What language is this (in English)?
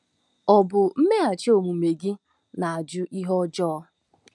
Igbo